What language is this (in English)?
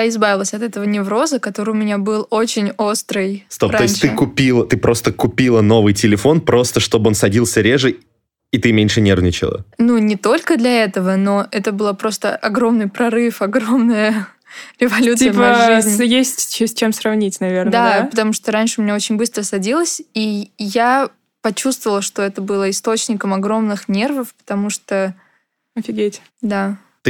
Russian